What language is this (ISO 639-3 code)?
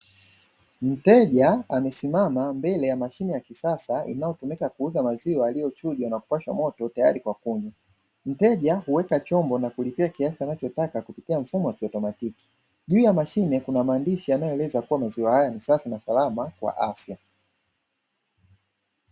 swa